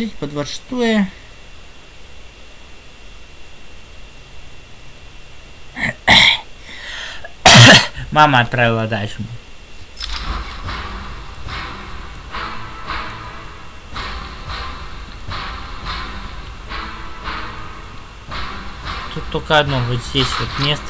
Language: Russian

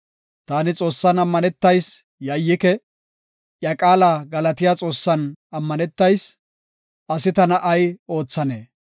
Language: Gofa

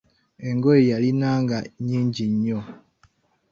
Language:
Ganda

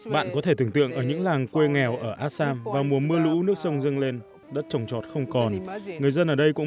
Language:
Vietnamese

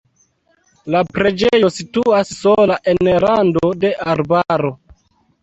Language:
Esperanto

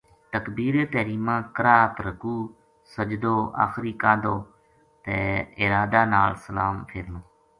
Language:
Gujari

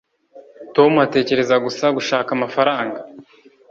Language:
Kinyarwanda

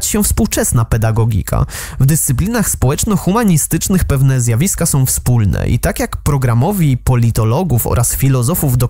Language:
Polish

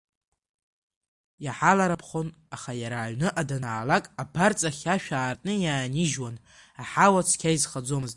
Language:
Abkhazian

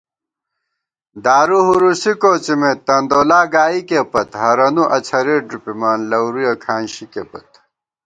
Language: Gawar-Bati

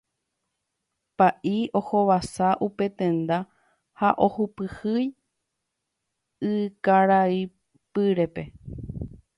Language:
Guarani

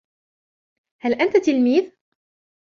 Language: Arabic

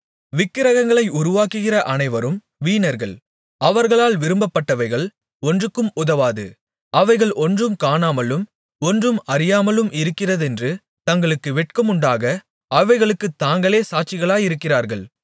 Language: Tamil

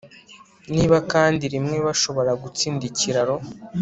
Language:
Kinyarwanda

